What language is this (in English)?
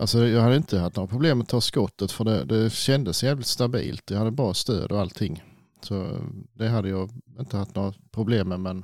Swedish